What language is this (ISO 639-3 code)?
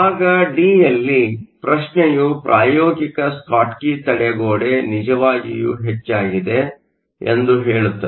kan